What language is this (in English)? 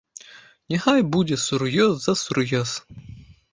Belarusian